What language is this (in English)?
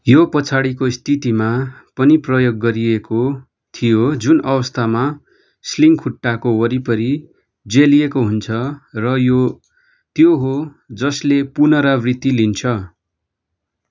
Nepali